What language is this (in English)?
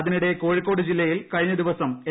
Malayalam